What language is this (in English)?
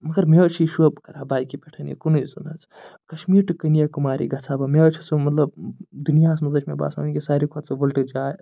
Kashmiri